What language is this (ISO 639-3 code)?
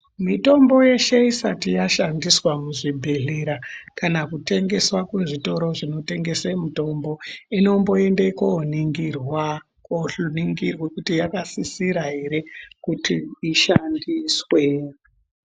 ndc